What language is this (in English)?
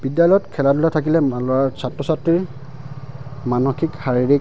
Assamese